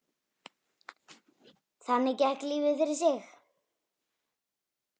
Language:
Icelandic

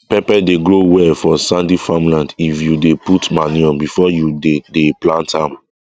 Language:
Nigerian Pidgin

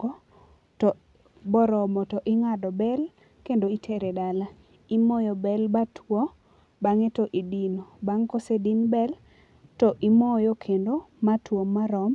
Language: Luo (Kenya and Tanzania)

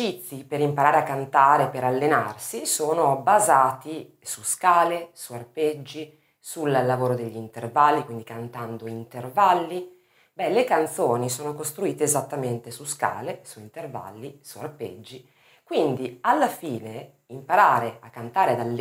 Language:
Italian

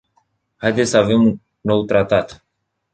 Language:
Romanian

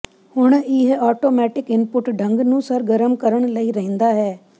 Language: Punjabi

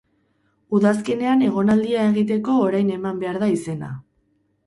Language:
Basque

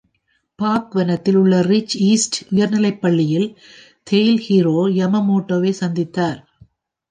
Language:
Tamil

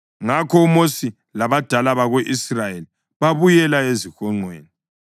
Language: North Ndebele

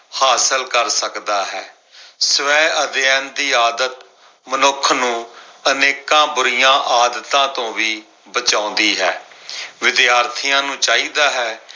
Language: Punjabi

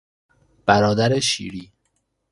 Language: Persian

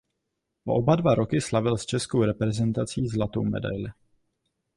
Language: Czech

